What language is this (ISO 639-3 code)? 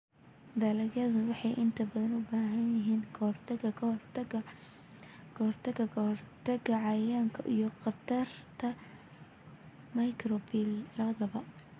som